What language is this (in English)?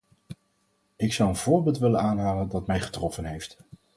Dutch